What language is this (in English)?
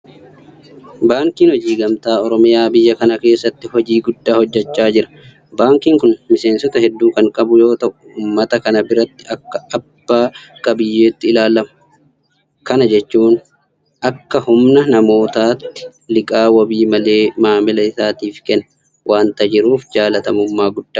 Oromo